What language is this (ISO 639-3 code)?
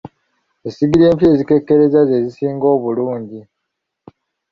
lug